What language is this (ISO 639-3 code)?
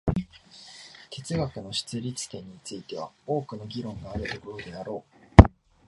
jpn